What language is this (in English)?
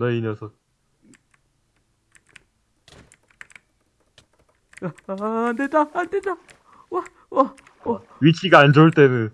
Korean